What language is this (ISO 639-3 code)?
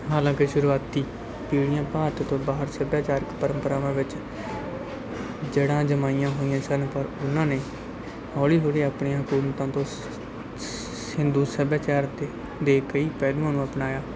pan